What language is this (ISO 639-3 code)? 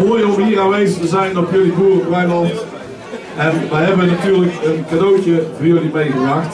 nld